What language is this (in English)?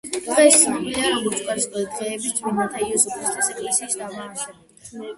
Georgian